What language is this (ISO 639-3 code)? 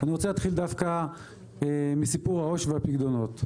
heb